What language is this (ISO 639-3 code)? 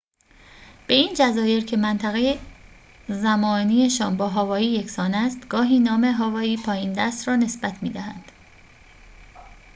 fas